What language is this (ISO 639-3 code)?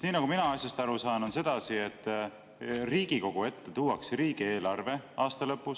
est